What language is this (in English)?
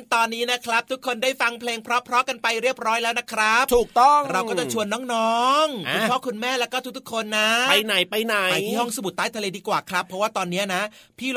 Thai